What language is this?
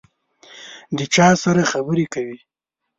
Pashto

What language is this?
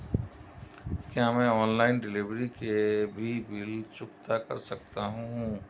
Hindi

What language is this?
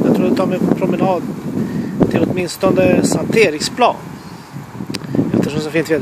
Swedish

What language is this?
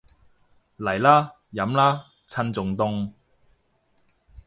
Cantonese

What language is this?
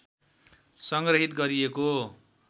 Nepali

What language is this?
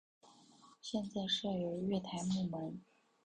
Chinese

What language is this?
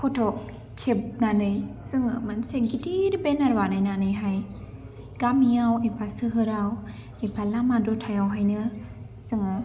Bodo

